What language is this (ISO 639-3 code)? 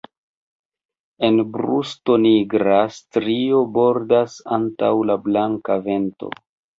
epo